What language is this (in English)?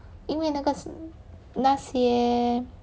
English